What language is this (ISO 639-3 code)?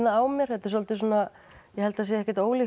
isl